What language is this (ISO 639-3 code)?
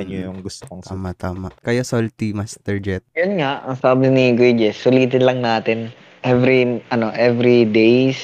fil